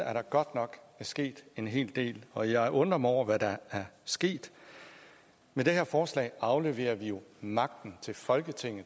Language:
Danish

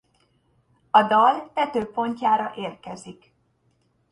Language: Hungarian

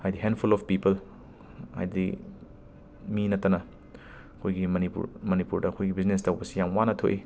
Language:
Manipuri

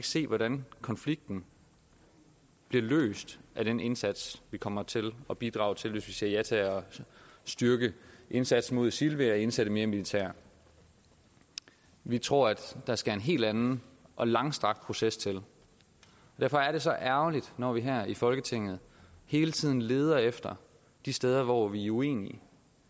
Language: Danish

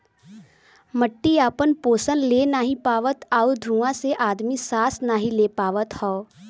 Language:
Bhojpuri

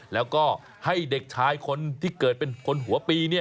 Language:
Thai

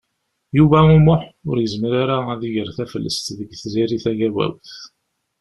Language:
Kabyle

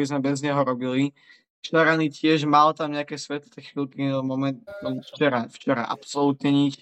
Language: Slovak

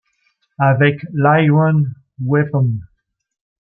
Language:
French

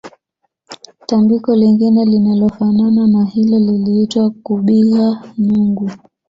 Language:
Swahili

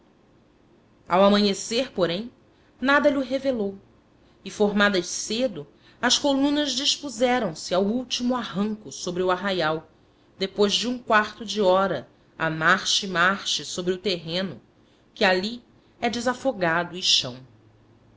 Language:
Portuguese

